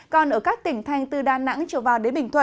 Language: Vietnamese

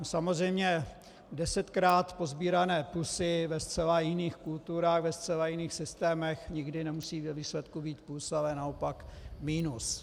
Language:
Czech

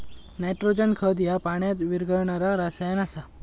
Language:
Marathi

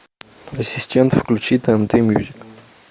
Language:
Russian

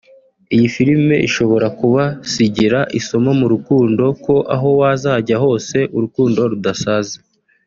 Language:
Kinyarwanda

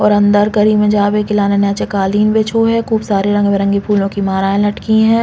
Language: Bundeli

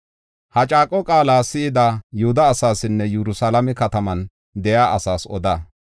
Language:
Gofa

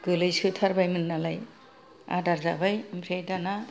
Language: Bodo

